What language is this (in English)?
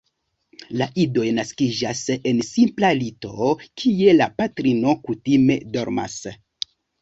Esperanto